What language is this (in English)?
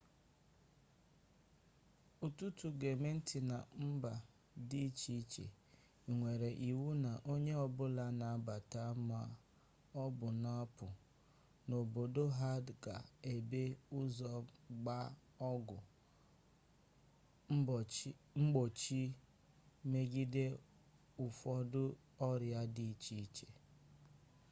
Igbo